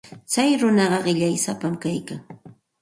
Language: Santa Ana de Tusi Pasco Quechua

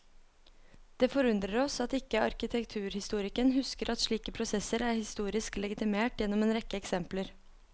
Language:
Norwegian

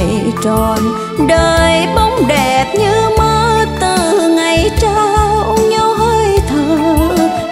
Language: Vietnamese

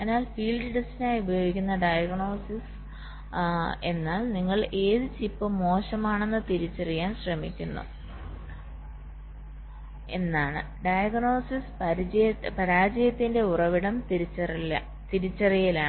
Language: Malayalam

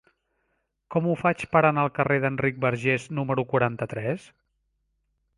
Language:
Catalan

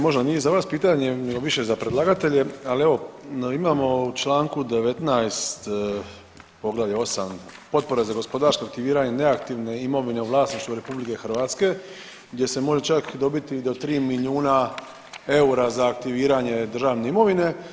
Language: Croatian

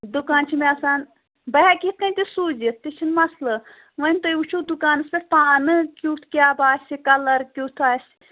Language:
Kashmiri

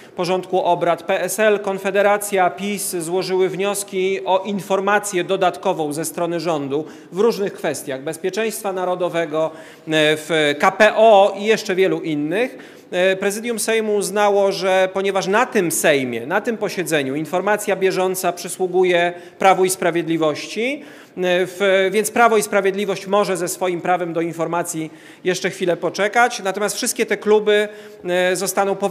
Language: Polish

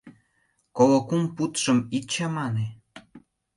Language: Mari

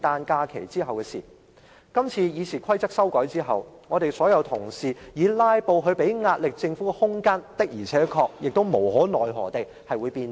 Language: Cantonese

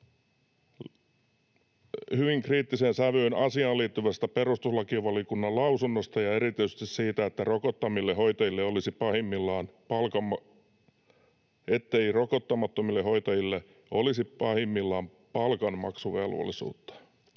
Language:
Finnish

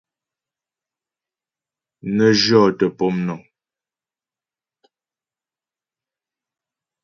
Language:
Ghomala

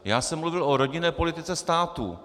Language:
Czech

